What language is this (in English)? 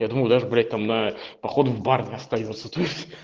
Russian